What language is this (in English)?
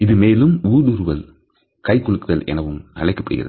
Tamil